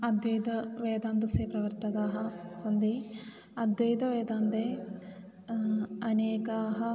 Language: Sanskrit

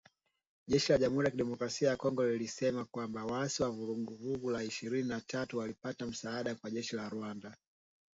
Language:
Swahili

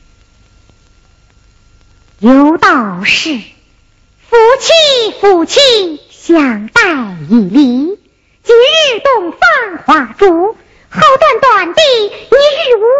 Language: Chinese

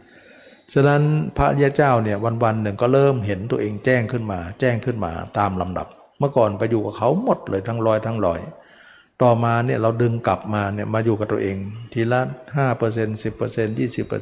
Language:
Thai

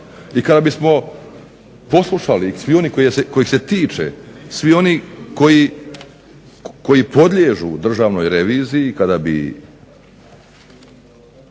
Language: Croatian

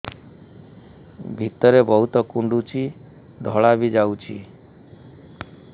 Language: Odia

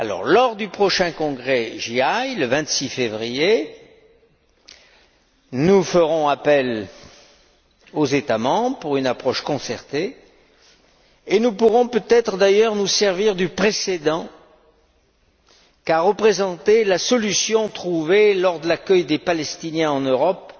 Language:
French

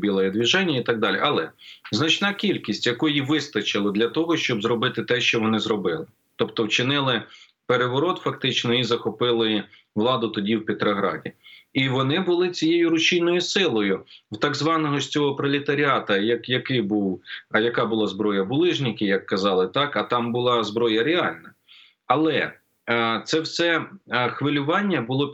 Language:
Ukrainian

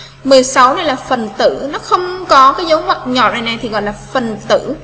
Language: Vietnamese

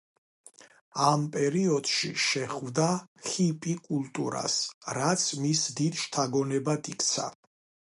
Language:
Georgian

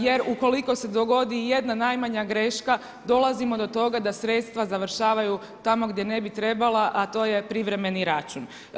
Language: Croatian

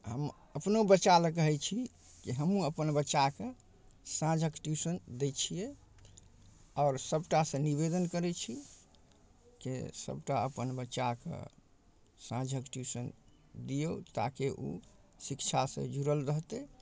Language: Maithili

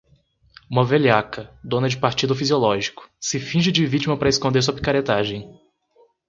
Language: Portuguese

